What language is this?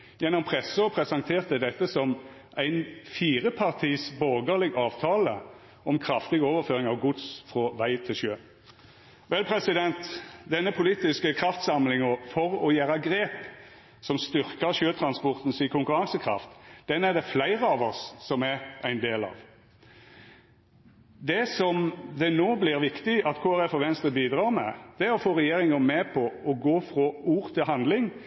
Norwegian Nynorsk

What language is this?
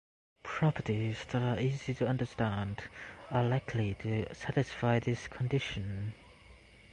English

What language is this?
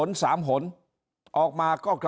Thai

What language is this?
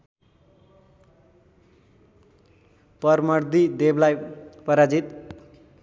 Nepali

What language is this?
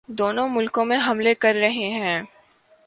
Urdu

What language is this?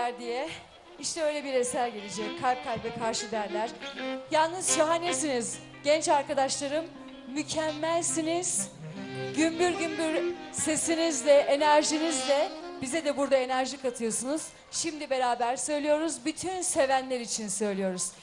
Turkish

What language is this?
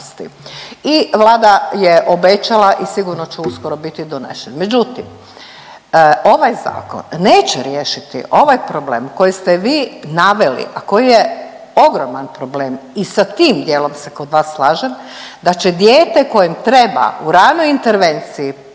Croatian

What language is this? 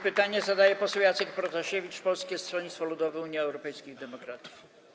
Polish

